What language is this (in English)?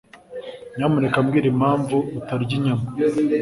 Kinyarwanda